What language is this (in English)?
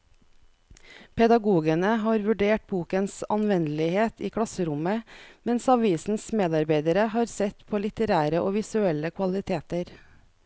Norwegian